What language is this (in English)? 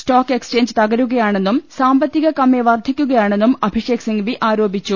Malayalam